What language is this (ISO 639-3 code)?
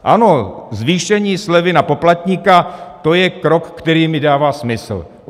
ces